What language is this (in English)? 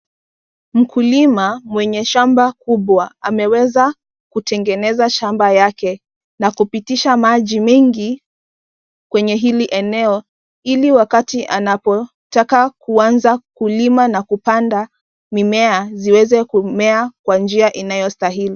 Swahili